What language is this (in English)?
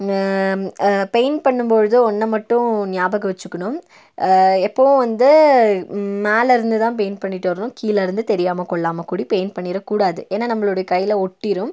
Tamil